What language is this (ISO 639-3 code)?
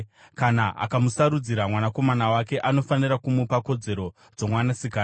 sna